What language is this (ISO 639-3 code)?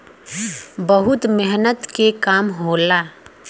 bho